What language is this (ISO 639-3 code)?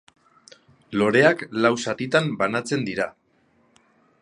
eus